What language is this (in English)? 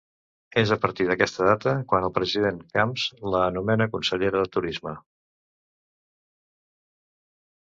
Catalan